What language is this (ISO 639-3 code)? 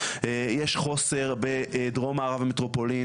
heb